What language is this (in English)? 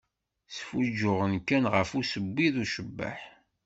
Kabyle